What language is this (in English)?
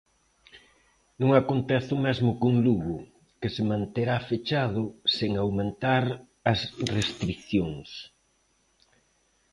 Galician